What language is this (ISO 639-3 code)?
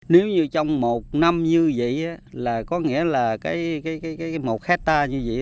vie